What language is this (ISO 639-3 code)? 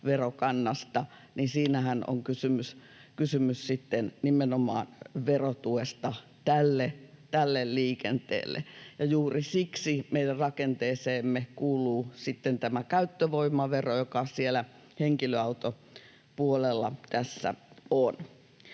fin